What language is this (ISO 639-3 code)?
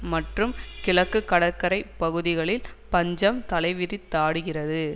tam